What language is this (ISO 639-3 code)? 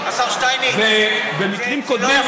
heb